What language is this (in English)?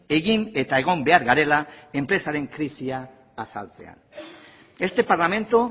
Basque